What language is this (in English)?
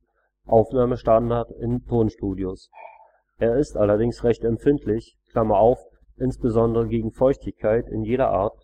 German